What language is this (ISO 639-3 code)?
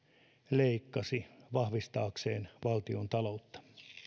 fin